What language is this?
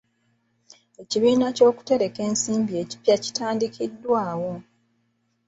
Ganda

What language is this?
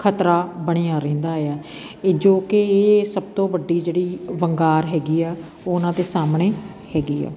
Punjabi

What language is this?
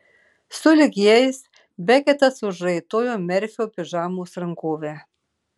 Lithuanian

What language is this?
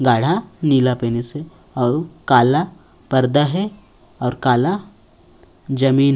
Chhattisgarhi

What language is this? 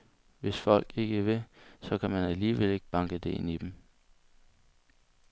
Danish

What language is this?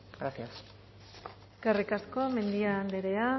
Basque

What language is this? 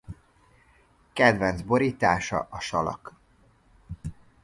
Hungarian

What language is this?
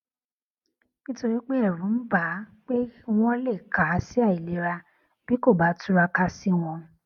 Yoruba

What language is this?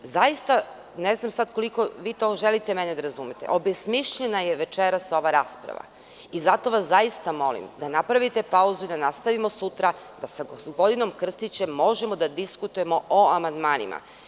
Serbian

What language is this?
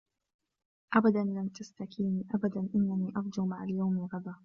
Arabic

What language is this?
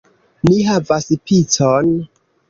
Esperanto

